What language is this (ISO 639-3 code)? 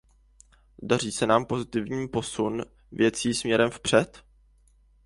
ces